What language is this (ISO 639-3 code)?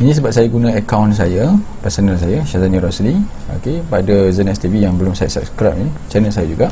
msa